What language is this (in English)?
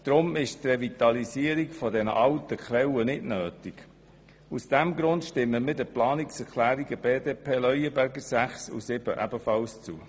Swiss German